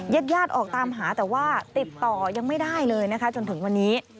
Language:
Thai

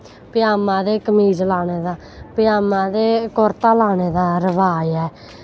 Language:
Dogri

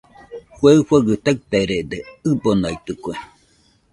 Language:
Nüpode Huitoto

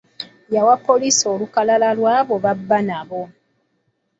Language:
Ganda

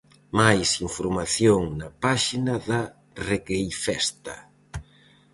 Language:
Galician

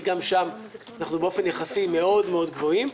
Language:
Hebrew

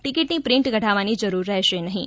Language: Gujarati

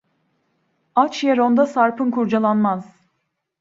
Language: Turkish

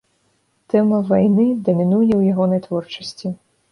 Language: Belarusian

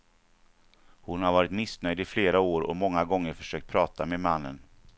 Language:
Swedish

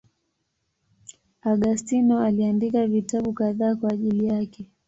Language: Swahili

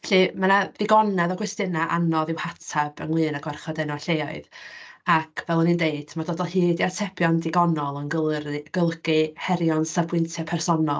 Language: Welsh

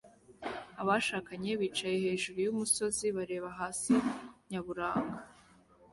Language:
Kinyarwanda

